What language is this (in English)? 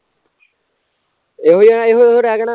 Punjabi